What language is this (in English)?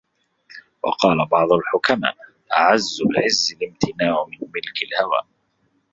Arabic